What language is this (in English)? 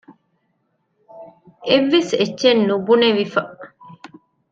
Divehi